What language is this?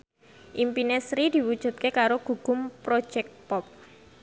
Javanese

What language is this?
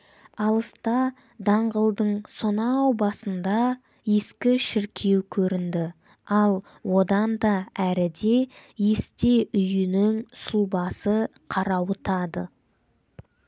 Kazakh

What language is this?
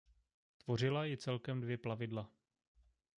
Czech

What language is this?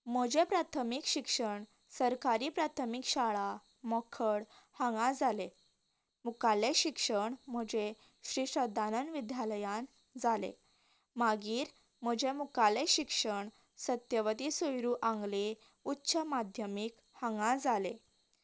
Konkani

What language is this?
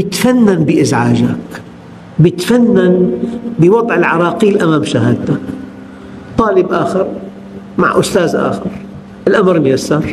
Arabic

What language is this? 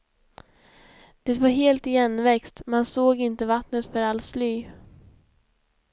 Swedish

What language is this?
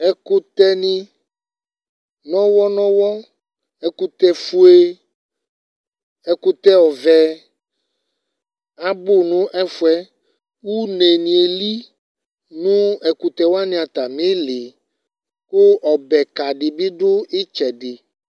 Ikposo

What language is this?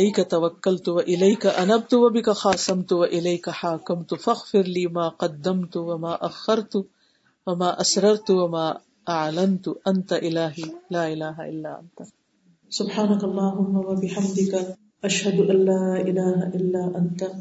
Urdu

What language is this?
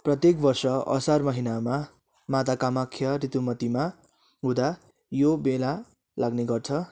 Nepali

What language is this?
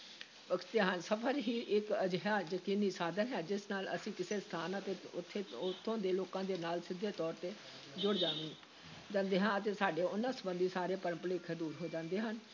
Punjabi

